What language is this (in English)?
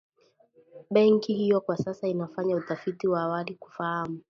Swahili